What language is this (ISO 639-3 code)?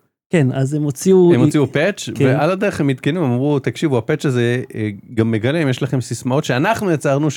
heb